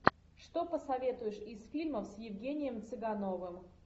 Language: Russian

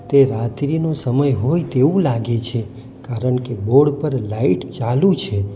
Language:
Gujarati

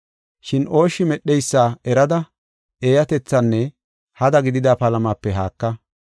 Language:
Gofa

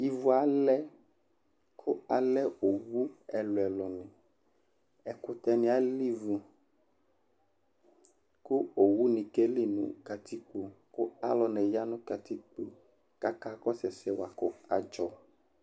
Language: Ikposo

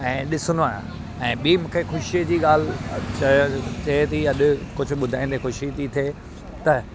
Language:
Sindhi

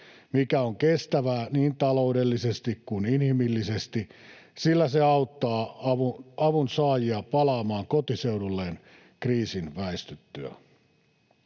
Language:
Finnish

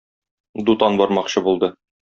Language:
Tatar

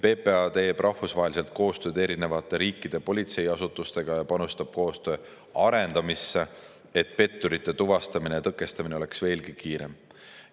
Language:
Estonian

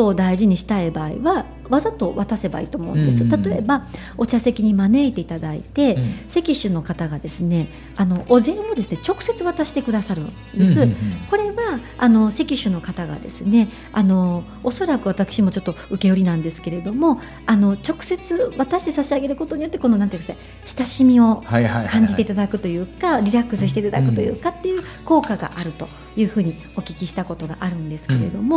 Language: Japanese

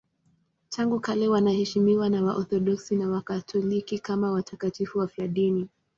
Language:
Swahili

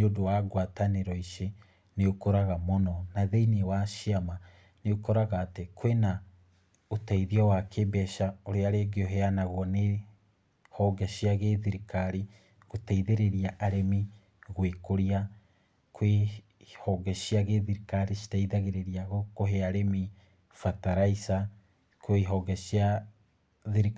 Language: Kikuyu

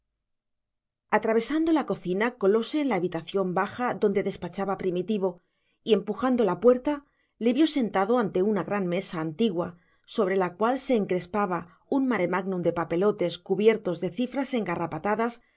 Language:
Spanish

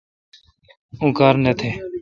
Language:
Kalkoti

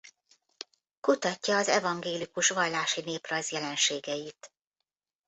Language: Hungarian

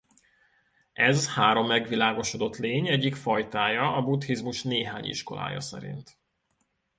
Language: Hungarian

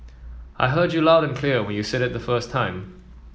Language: English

